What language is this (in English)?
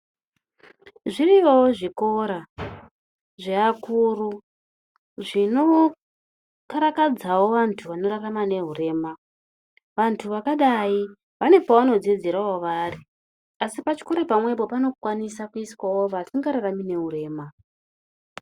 Ndau